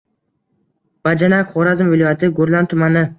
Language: Uzbek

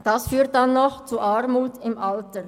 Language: Swiss German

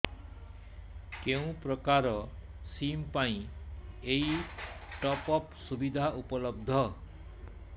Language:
Odia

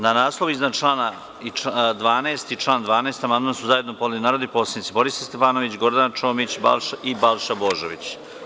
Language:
Serbian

